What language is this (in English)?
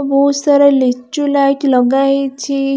Odia